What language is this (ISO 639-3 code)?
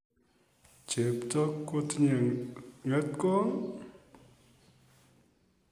kln